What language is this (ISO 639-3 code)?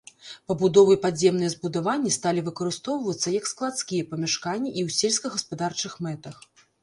bel